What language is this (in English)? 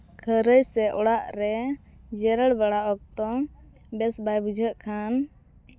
Santali